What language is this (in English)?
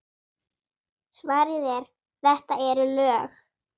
Icelandic